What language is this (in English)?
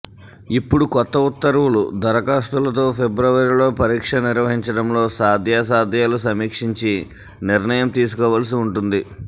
Telugu